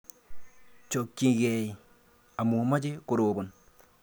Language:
Kalenjin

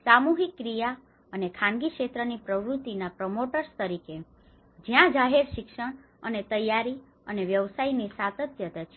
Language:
Gujarati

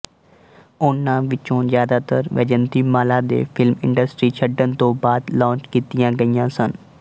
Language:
Punjabi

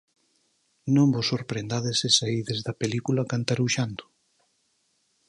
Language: Galician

